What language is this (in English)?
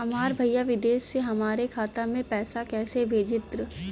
Bhojpuri